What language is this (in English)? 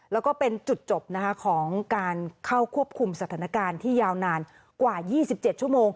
Thai